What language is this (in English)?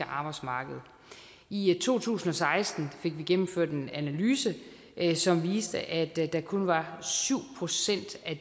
Danish